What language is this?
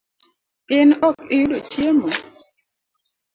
Luo (Kenya and Tanzania)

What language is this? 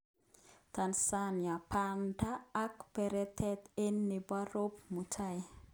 Kalenjin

